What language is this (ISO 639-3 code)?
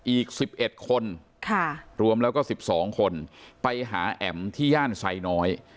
tha